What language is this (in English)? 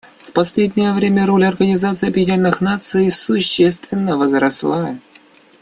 Russian